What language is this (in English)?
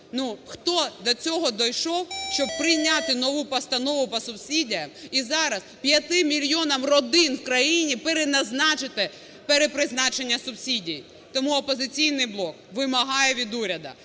Ukrainian